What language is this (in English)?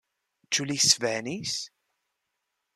Esperanto